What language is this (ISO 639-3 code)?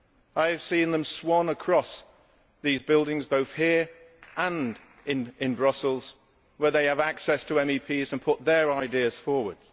eng